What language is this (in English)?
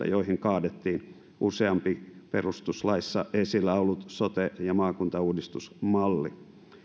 Finnish